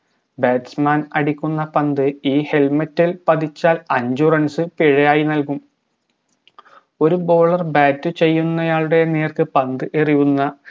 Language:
Malayalam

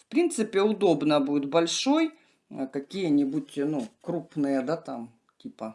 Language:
Russian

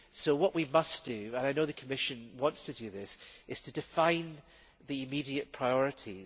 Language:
English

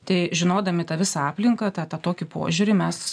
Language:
Lithuanian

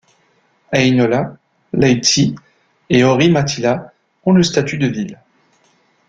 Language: French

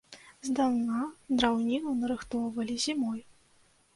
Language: Belarusian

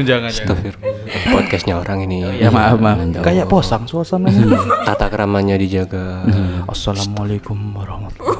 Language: Indonesian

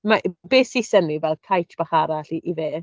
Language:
Welsh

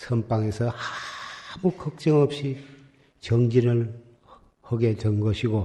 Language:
Korean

